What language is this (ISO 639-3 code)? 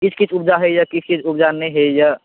mai